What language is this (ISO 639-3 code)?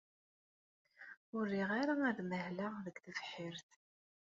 kab